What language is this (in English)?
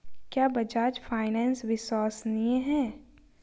Hindi